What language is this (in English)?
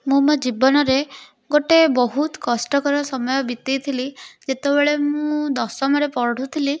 Odia